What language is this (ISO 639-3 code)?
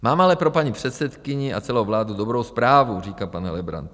ces